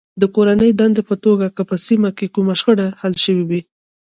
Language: Pashto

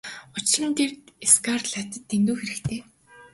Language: Mongolian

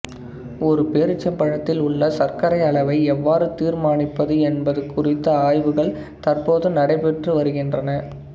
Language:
Tamil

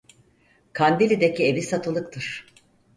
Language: Turkish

